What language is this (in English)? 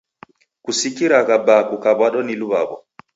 Taita